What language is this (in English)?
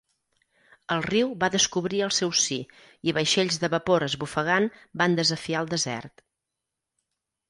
Catalan